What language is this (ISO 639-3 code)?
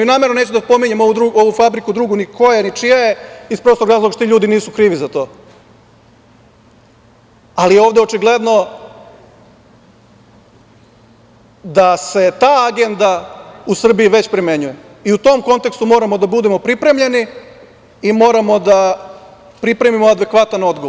srp